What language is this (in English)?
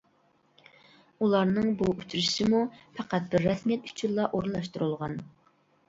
Uyghur